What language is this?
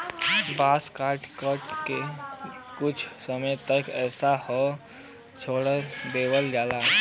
Bhojpuri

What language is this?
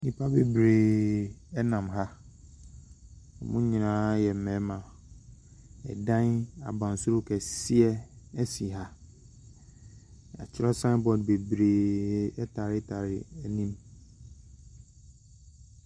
Akan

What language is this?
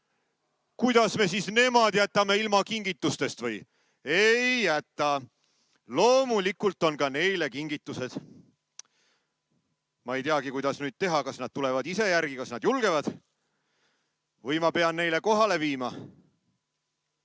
Estonian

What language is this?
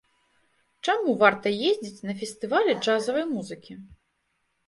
Belarusian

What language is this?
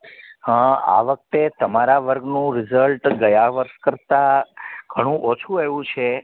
Gujarati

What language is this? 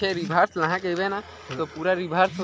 Chhattisgarhi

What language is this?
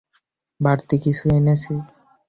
Bangla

